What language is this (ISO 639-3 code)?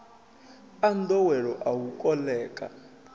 ven